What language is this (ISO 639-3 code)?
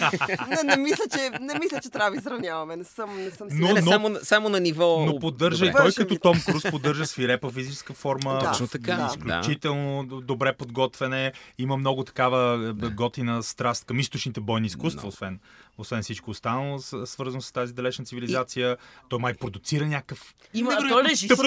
bul